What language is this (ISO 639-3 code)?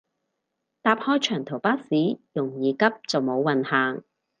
yue